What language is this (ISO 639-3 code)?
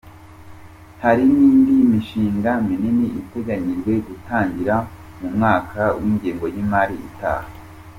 kin